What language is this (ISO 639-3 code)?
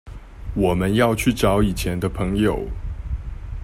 zho